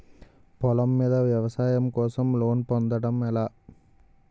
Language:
Telugu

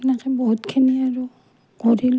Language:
Assamese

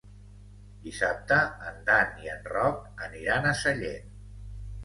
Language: Catalan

